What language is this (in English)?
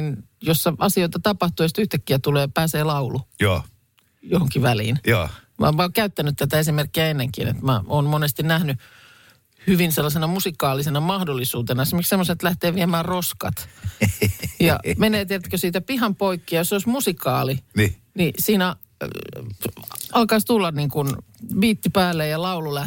Finnish